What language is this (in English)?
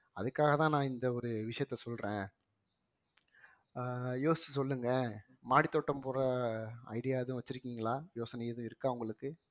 Tamil